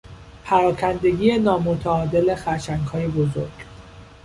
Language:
Persian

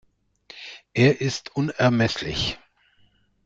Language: German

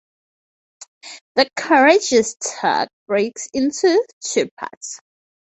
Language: English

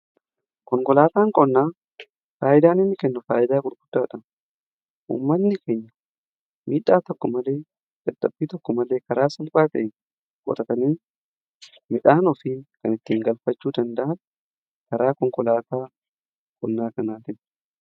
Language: Oromo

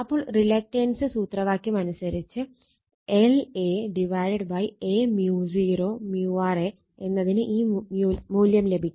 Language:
Malayalam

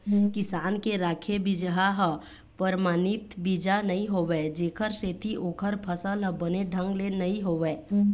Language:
Chhattisgarhi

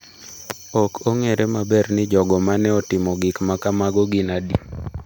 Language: Luo (Kenya and Tanzania)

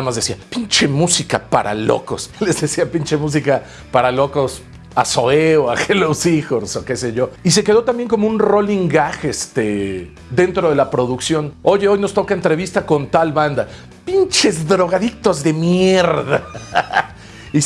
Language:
Spanish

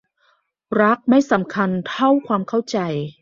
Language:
Thai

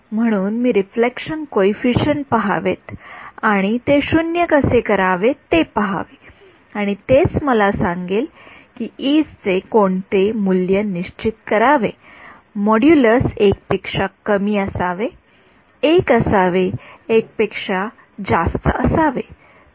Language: Marathi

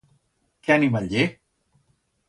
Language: Aragonese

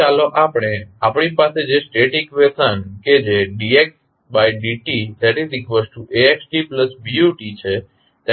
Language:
Gujarati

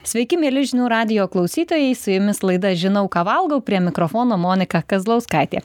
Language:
Lithuanian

